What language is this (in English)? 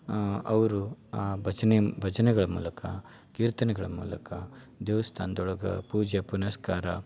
Kannada